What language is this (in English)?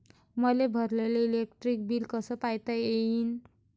Marathi